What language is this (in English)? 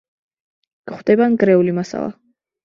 Georgian